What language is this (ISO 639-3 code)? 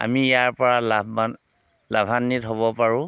asm